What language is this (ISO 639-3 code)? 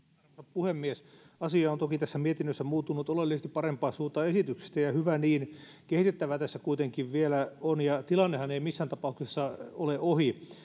fin